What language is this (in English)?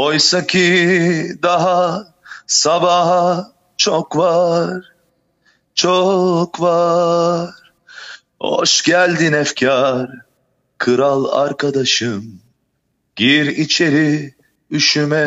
Turkish